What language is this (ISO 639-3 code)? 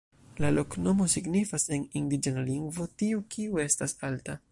epo